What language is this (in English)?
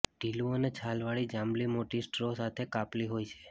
Gujarati